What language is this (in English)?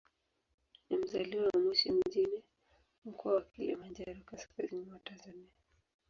Swahili